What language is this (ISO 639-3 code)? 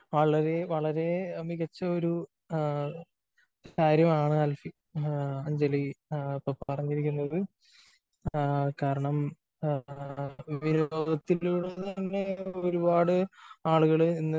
mal